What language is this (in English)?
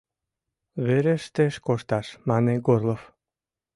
Mari